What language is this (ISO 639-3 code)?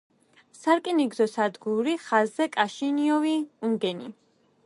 kat